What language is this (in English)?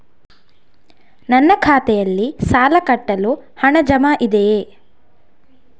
Kannada